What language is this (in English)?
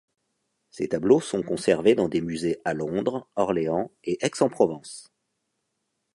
French